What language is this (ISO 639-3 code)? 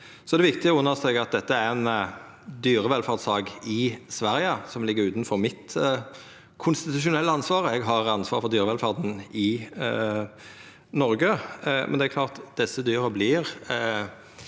nor